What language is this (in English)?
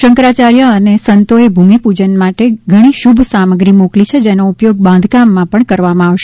Gujarati